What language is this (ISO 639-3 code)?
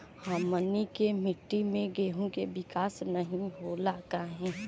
bho